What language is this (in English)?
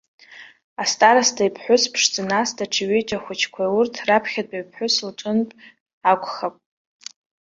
Abkhazian